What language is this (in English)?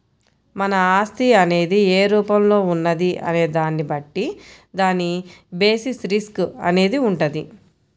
Telugu